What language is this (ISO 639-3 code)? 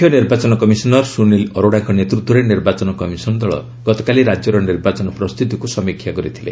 ori